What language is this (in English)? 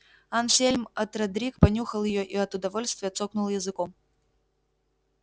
Russian